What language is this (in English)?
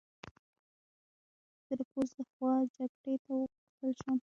Pashto